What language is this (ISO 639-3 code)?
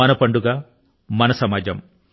tel